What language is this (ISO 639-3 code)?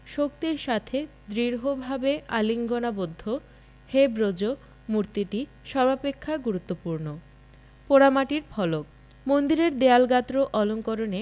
ben